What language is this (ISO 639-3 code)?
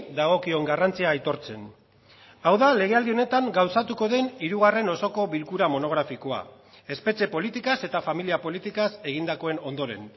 eus